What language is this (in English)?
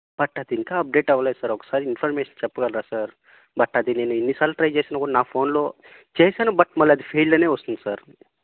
Telugu